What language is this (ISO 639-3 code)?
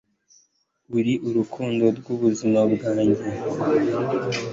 kin